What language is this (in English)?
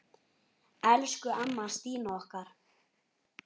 Icelandic